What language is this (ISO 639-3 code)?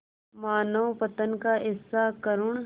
hin